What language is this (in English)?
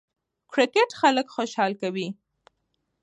Pashto